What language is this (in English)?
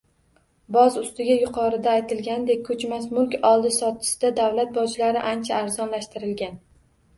Uzbek